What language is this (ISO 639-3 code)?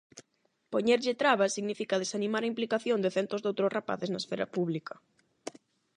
glg